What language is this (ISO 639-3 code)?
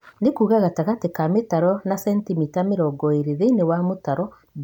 kik